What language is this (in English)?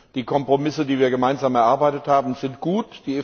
German